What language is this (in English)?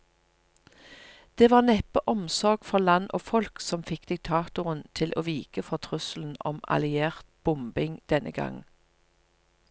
Norwegian